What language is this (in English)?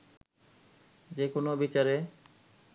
Bangla